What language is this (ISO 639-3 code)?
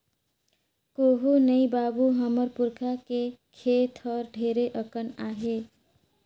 hne